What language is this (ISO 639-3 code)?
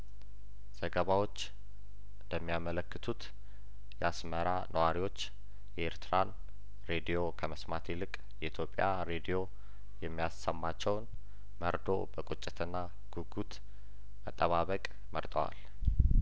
amh